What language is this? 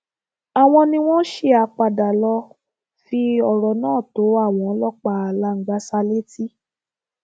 Yoruba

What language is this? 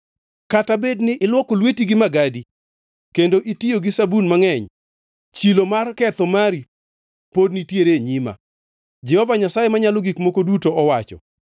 Luo (Kenya and Tanzania)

